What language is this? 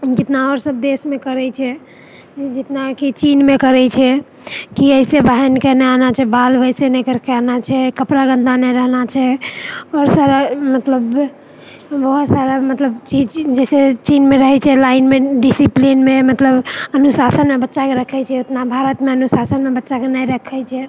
Maithili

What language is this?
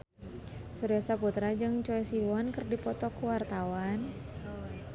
Sundanese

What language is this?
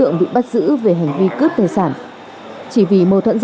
Vietnamese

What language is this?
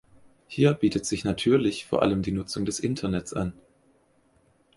German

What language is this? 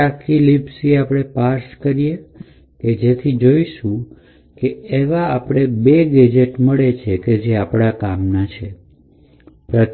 Gujarati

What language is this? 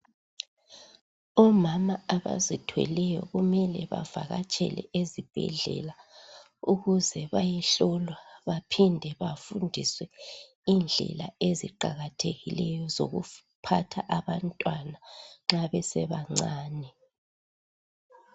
North Ndebele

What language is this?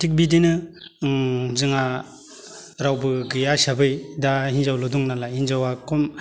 Bodo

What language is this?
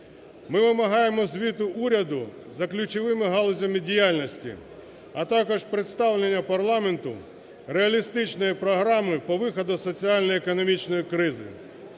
Ukrainian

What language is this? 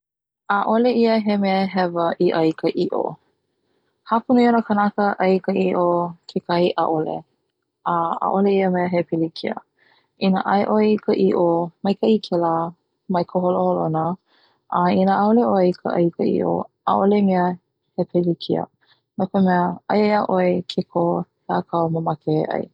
Hawaiian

